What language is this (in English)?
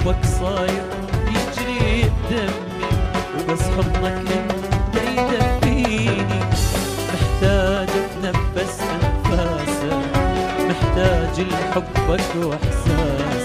Arabic